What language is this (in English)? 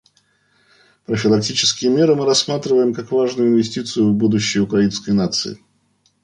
Russian